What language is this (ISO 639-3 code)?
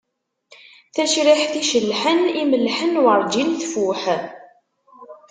kab